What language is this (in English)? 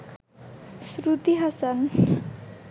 Bangla